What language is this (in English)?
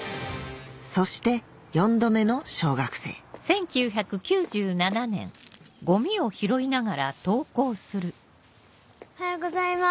Japanese